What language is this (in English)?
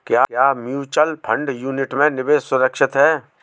Hindi